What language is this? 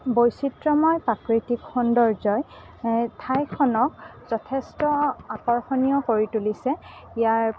Assamese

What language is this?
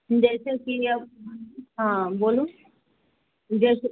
Maithili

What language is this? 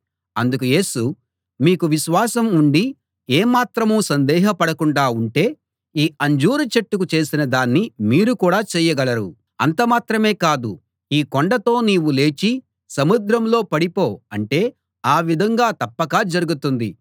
Telugu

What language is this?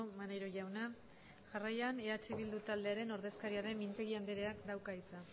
Basque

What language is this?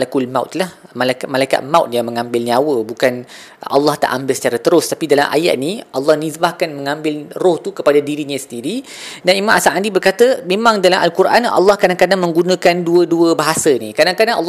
Malay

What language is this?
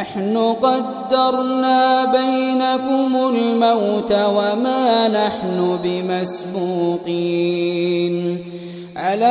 Arabic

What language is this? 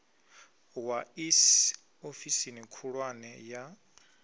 Venda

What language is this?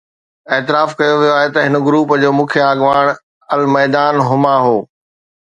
Sindhi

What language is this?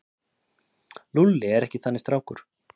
Icelandic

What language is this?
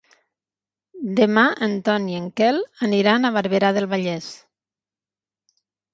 Catalan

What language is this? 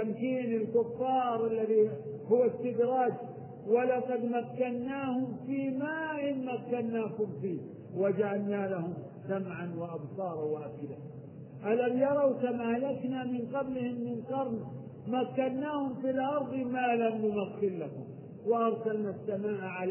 Arabic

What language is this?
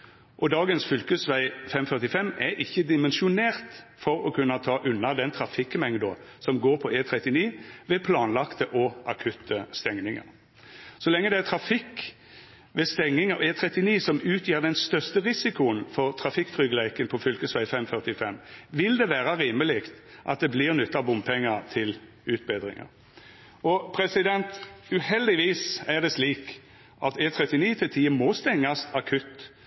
Norwegian Nynorsk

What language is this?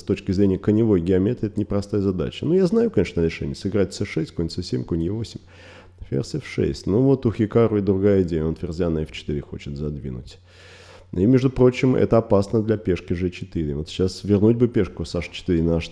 Russian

